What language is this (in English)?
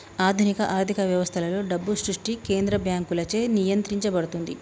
Telugu